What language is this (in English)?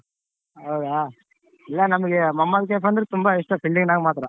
Kannada